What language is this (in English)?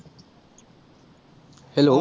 Assamese